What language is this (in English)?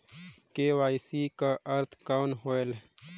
Chhattisgarhi